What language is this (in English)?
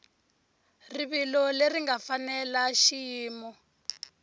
Tsonga